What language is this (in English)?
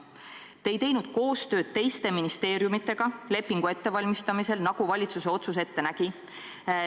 Estonian